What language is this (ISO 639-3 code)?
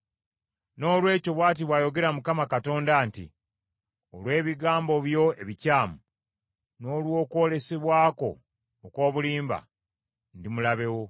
lug